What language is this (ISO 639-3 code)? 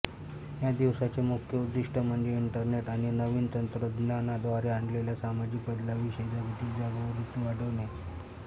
mar